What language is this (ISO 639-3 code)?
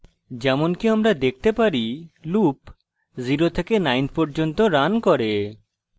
ben